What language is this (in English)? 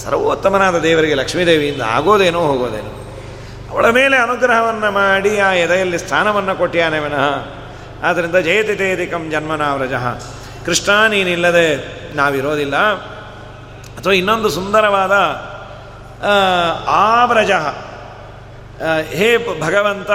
Kannada